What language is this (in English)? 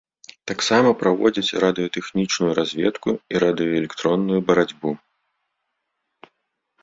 Belarusian